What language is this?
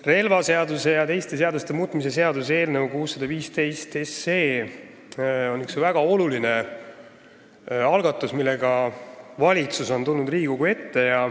Estonian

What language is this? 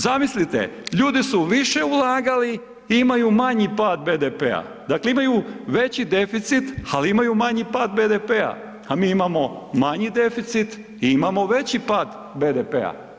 Croatian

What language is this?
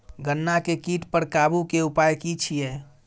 Maithili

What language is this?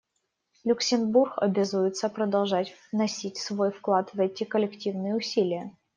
Russian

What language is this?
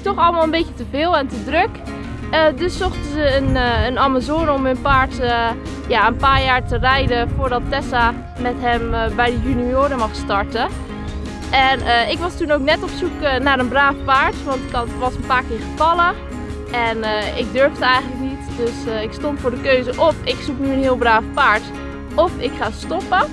Dutch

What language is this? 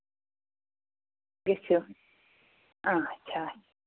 Kashmiri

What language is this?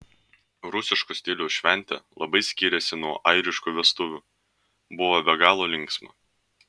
Lithuanian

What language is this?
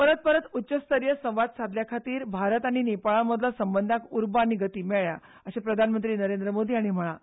Konkani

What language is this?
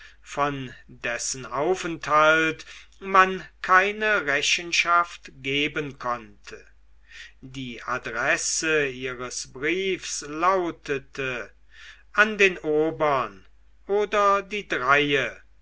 German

